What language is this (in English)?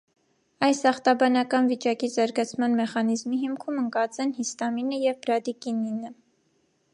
Armenian